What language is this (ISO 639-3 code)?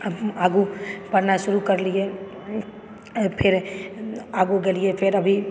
mai